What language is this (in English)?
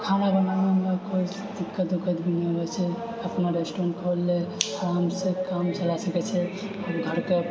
Maithili